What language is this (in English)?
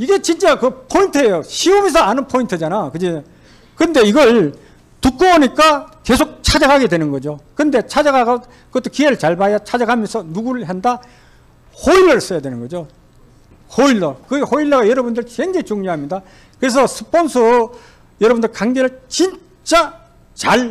Korean